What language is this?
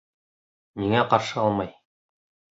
Bashkir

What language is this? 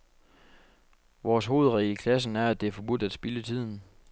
Danish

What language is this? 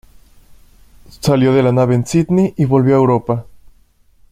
Spanish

